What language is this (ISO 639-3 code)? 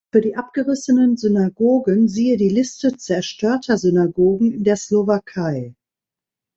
deu